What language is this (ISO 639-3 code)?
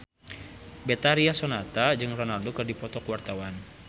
sun